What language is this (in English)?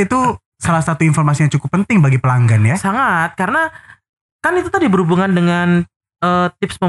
Indonesian